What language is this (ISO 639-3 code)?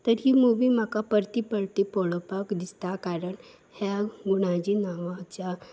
kok